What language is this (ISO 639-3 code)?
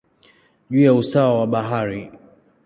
swa